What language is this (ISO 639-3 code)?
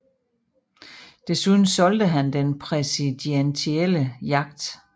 dan